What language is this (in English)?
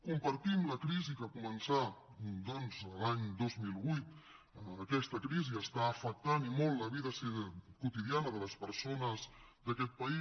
Catalan